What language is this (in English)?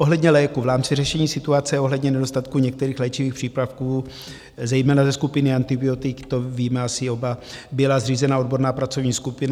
Czech